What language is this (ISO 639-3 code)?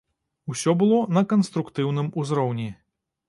bel